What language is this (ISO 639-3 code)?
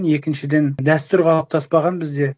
kaz